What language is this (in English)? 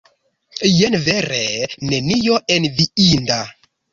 Esperanto